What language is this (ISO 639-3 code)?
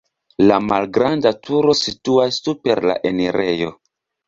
epo